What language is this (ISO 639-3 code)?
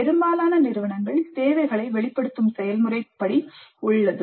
tam